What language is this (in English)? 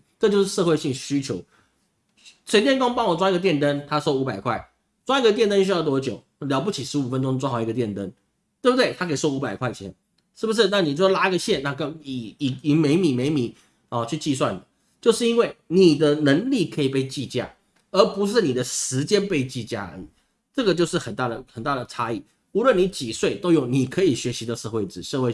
Chinese